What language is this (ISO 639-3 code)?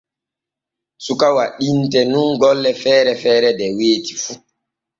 fue